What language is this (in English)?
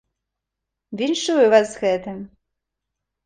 Belarusian